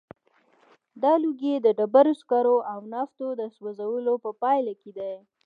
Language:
Pashto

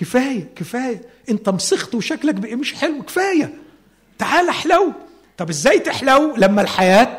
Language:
Arabic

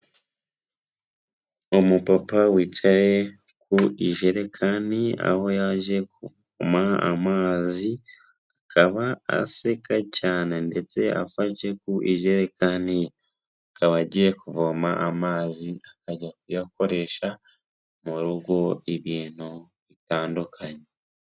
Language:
Kinyarwanda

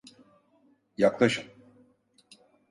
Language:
Turkish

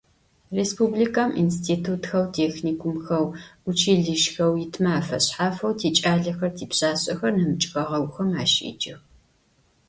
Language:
Adyghe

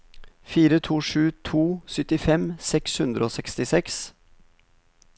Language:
Norwegian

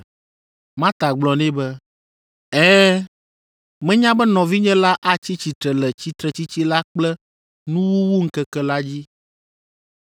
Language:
Ewe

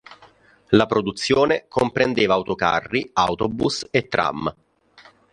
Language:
Italian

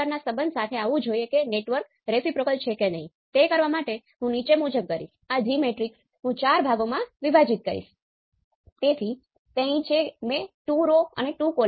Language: Gujarati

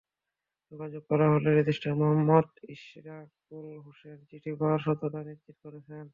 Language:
Bangla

